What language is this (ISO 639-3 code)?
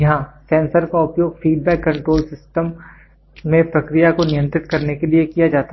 hin